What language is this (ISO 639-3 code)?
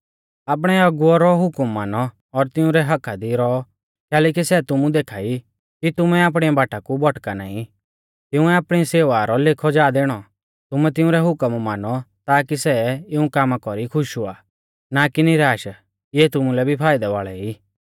bfz